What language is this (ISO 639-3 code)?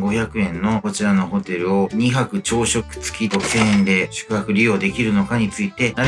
jpn